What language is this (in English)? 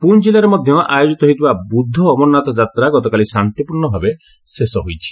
Odia